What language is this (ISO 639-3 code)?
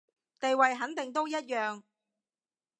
yue